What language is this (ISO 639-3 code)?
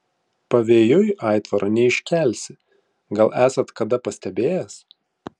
lit